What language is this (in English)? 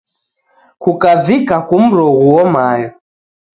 Taita